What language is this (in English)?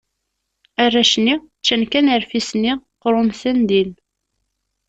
Kabyle